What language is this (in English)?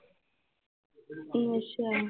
Punjabi